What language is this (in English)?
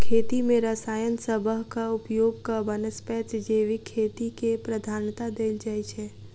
Maithili